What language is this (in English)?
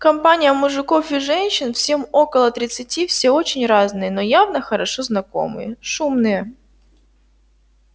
Russian